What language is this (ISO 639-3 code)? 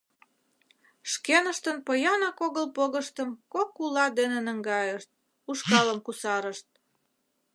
chm